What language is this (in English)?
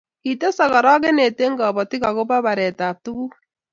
Kalenjin